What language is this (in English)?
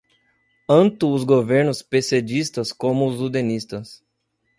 Portuguese